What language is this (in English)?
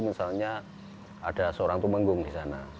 Indonesian